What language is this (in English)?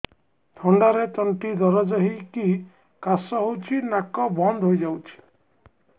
Odia